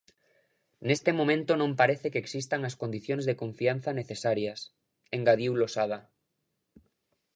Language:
Galician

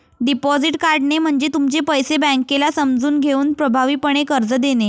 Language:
Marathi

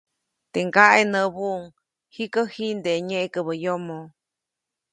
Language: Copainalá Zoque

